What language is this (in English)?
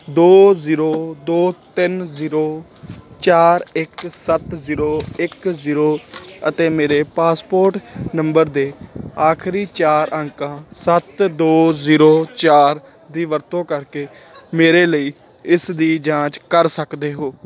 Punjabi